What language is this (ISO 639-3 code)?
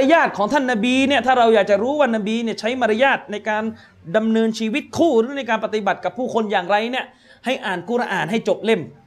tha